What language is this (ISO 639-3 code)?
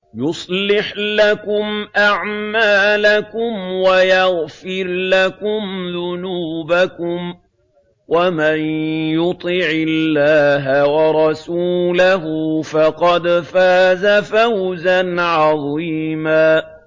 ara